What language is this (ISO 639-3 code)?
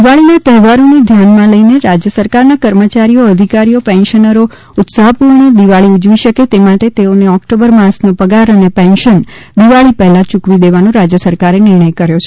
guj